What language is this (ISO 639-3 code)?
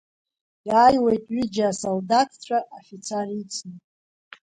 abk